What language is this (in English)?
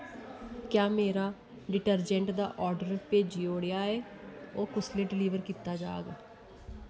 Dogri